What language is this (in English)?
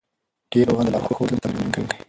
Pashto